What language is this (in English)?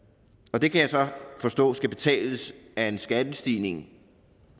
Danish